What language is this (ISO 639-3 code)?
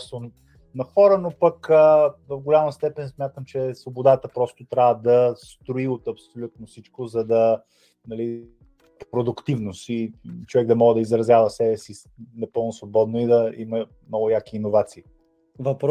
bul